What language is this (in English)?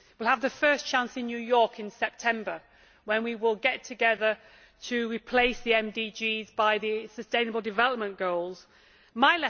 English